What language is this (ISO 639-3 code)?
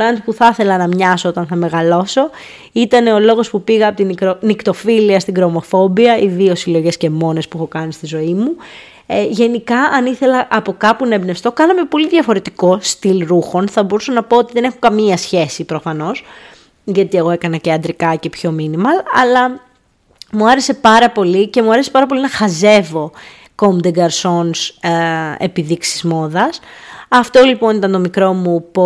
ell